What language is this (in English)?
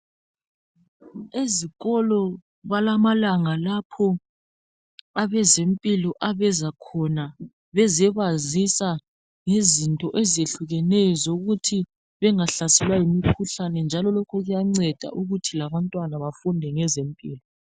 North Ndebele